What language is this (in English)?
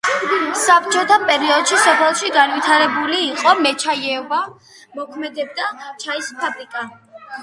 Georgian